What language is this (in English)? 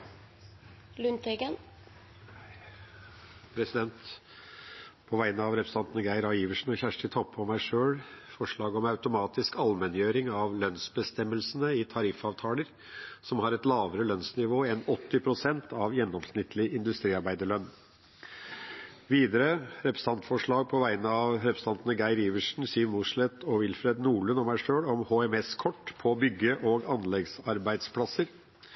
Norwegian Bokmål